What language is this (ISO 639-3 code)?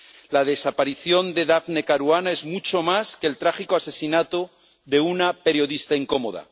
spa